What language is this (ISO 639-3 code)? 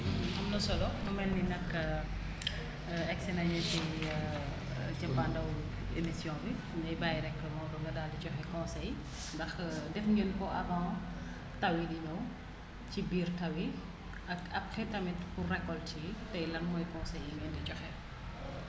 wol